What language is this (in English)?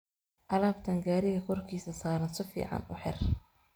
Somali